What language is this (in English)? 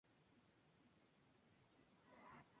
Spanish